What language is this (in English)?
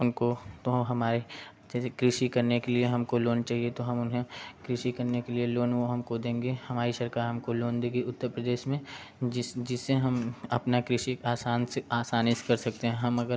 Hindi